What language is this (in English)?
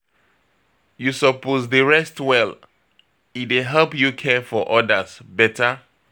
Nigerian Pidgin